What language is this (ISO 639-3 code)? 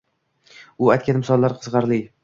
uzb